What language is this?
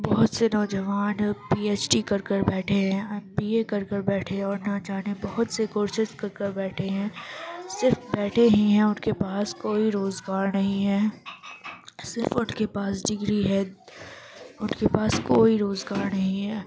Urdu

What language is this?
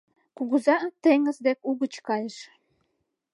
Mari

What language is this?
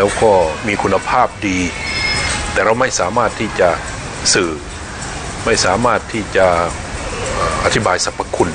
Thai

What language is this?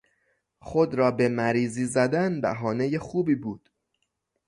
Persian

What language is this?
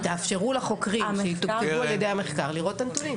Hebrew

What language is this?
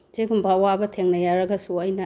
Manipuri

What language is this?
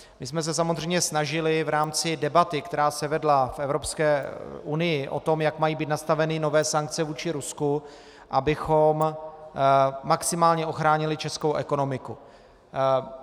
Czech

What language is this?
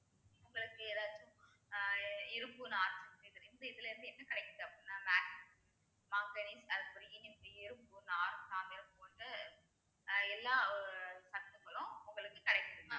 Tamil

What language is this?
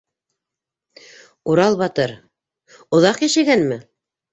Bashkir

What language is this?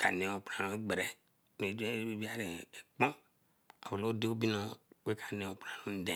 Eleme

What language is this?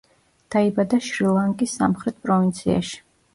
Georgian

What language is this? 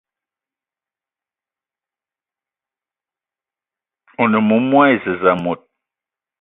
Eton (Cameroon)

